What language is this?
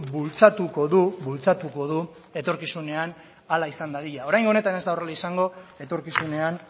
Basque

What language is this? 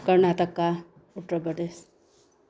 Manipuri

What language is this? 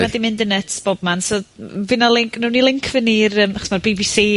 Welsh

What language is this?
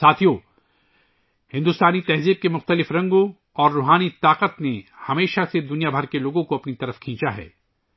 Urdu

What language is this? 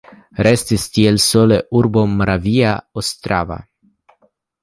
Esperanto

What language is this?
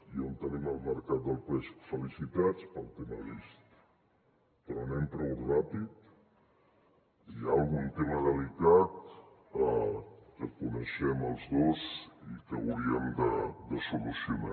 Catalan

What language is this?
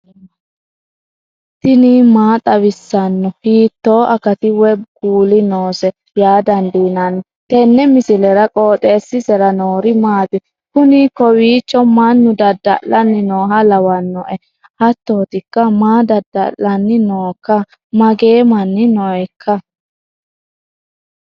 Sidamo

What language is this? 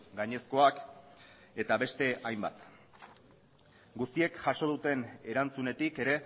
Basque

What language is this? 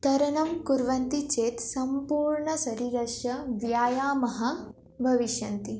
Sanskrit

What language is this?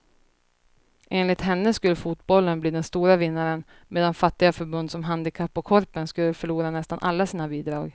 Swedish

